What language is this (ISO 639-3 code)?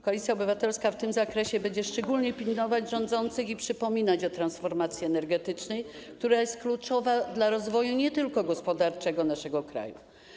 pol